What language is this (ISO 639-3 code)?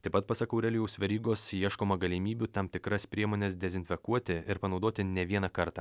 lit